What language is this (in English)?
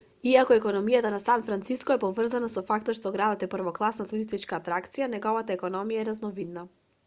Macedonian